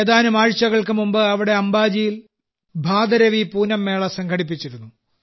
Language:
Malayalam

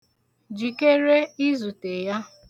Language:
Igbo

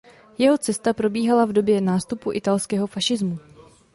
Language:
Czech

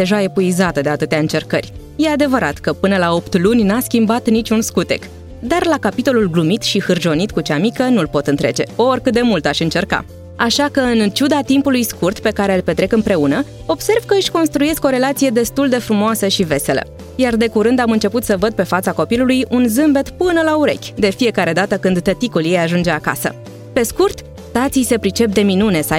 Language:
Romanian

